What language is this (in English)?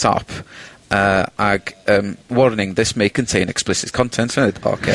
Welsh